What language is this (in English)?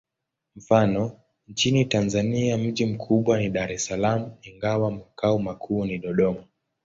Swahili